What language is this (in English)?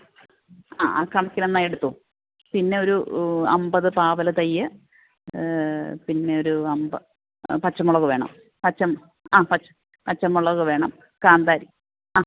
Malayalam